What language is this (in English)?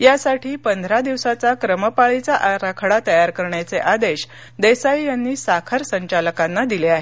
Marathi